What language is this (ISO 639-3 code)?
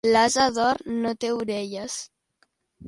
cat